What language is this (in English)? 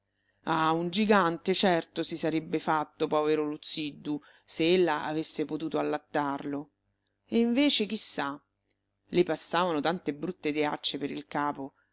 Italian